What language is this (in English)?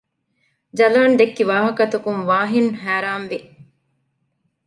Divehi